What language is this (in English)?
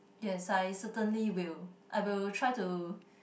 English